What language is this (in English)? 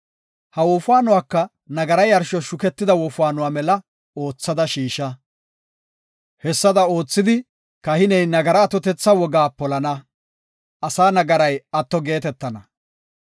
Gofa